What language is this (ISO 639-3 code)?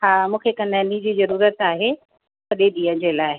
snd